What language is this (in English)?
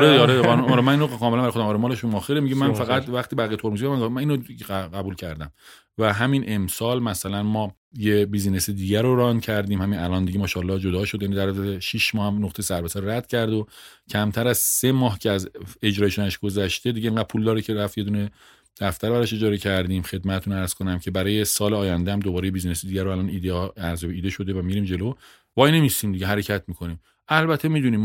Persian